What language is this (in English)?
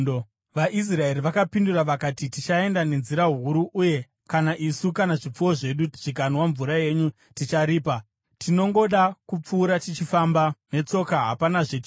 Shona